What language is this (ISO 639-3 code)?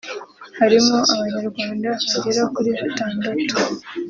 kin